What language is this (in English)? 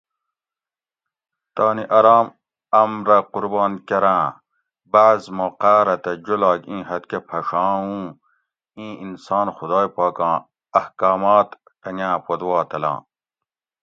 Gawri